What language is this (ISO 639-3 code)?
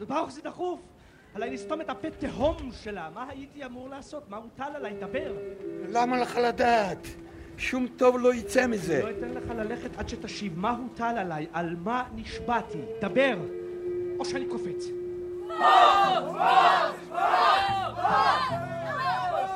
heb